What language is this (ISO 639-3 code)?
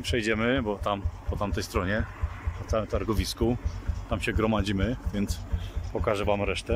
pol